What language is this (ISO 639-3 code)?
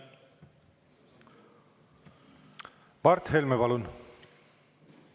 est